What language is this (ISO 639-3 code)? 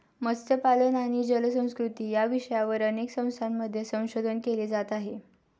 mar